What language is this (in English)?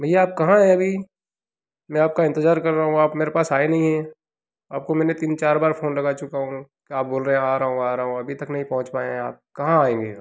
Hindi